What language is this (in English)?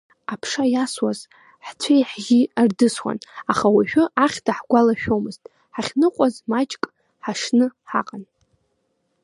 Abkhazian